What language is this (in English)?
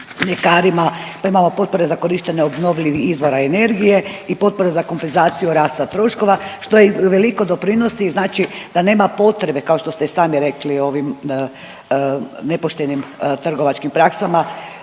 Croatian